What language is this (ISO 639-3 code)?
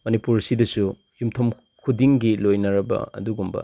mni